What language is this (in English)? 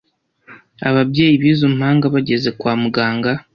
Kinyarwanda